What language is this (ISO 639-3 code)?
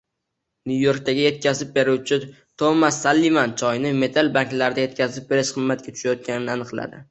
uzb